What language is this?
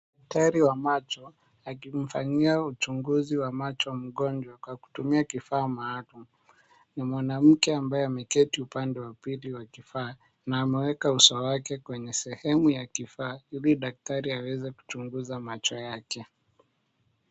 Swahili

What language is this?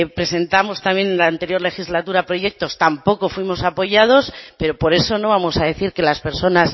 Spanish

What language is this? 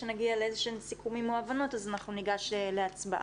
Hebrew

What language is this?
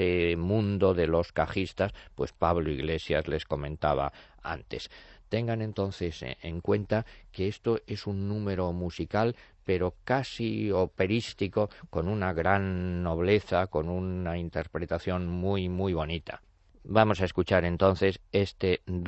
Spanish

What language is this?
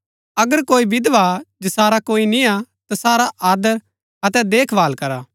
Gaddi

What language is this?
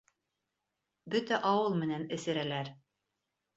Bashkir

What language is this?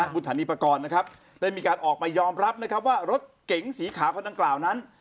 Thai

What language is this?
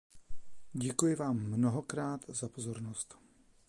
Czech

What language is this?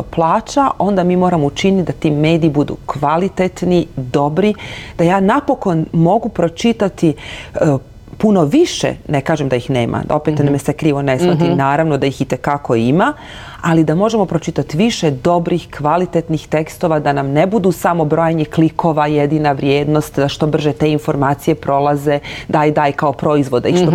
Croatian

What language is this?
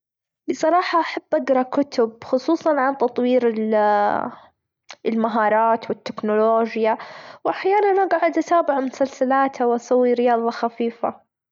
Gulf Arabic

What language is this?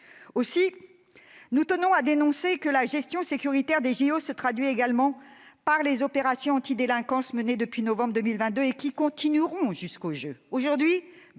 French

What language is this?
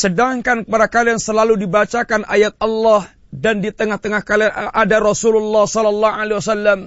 Malay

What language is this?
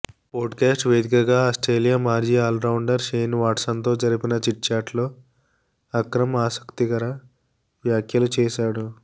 Telugu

